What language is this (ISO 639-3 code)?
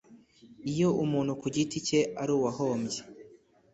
kin